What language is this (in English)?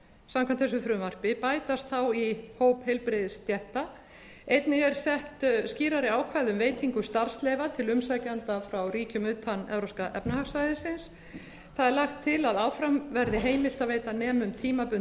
Icelandic